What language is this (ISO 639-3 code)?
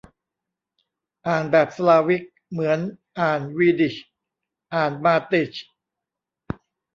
tha